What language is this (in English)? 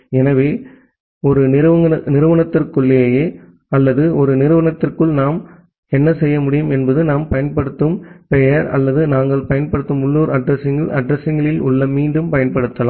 Tamil